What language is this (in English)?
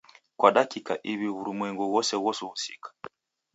Taita